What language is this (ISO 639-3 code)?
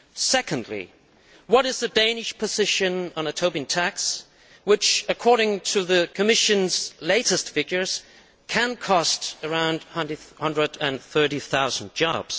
eng